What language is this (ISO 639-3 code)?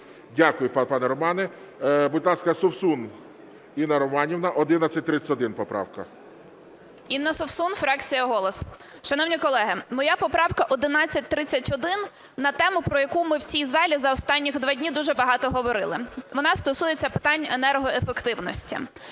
ukr